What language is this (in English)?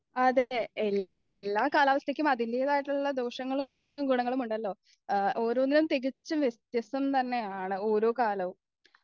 Malayalam